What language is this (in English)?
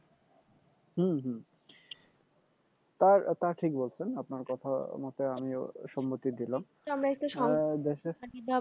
Bangla